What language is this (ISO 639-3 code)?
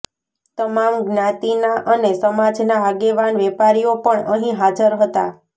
guj